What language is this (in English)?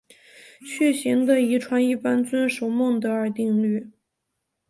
Chinese